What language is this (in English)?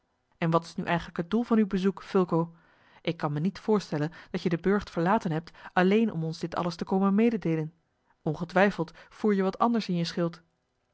Dutch